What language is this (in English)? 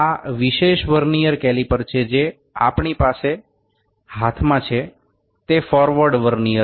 Gujarati